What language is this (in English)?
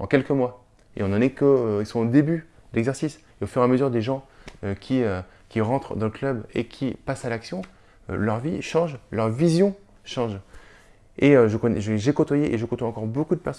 French